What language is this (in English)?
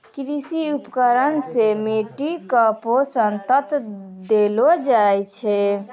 Maithili